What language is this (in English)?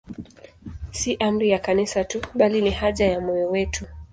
Swahili